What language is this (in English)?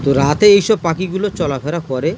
Bangla